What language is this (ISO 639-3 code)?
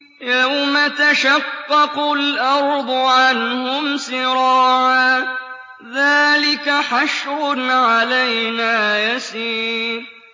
ara